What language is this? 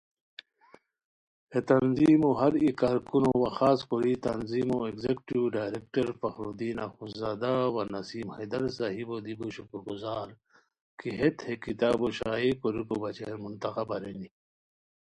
Khowar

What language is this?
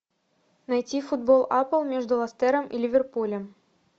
Russian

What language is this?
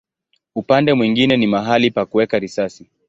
Swahili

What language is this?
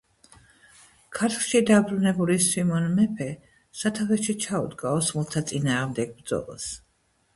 Georgian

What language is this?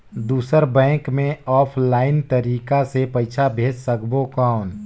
Chhattisgarhi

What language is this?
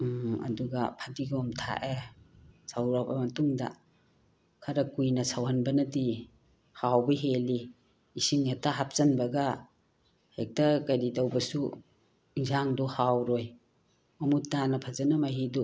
Manipuri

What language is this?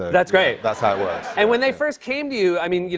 English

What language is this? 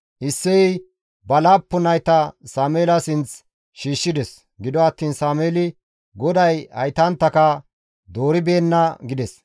Gamo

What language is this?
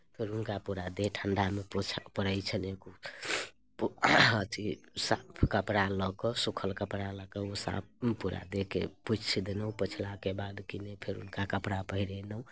Maithili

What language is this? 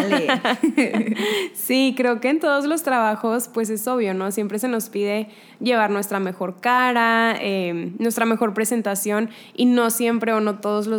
Spanish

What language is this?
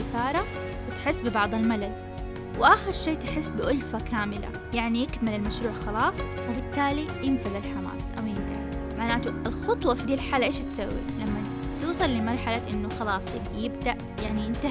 Arabic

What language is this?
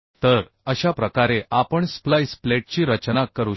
Marathi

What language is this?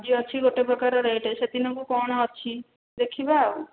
Odia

